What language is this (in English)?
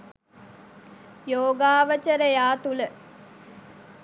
Sinhala